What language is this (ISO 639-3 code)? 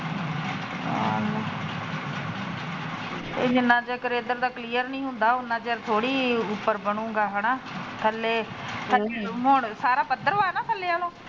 pan